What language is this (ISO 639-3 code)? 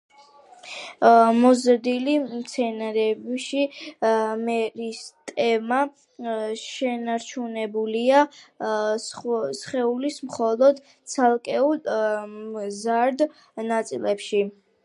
kat